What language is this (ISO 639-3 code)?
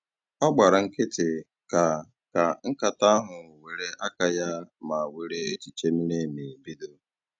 ibo